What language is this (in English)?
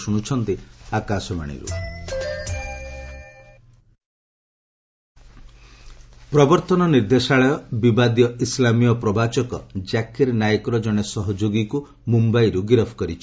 Odia